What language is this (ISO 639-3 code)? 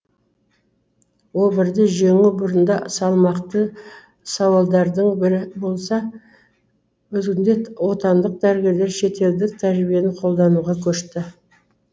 kaz